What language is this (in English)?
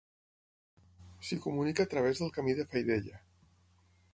Catalan